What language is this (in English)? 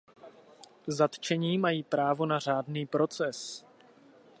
Czech